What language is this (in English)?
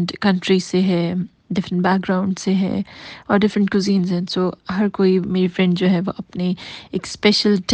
Urdu